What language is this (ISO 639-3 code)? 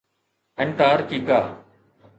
snd